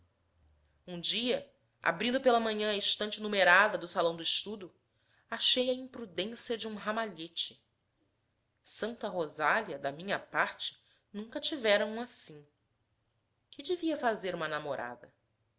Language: Portuguese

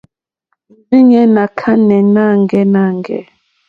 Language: Mokpwe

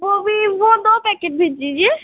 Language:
Hindi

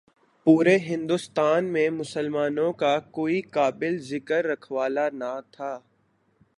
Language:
Urdu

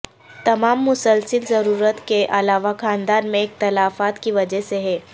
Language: Urdu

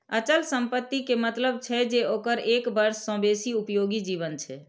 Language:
Maithili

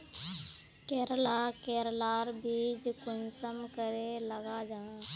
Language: Magahi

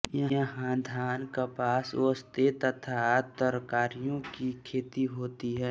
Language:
Hindi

